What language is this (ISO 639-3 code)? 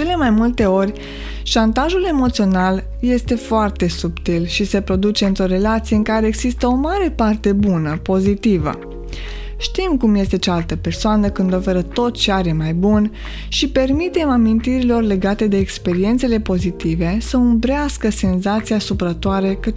ron